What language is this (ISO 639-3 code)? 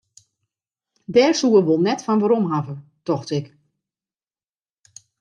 fry